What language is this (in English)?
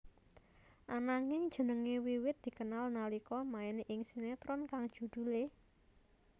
Javanese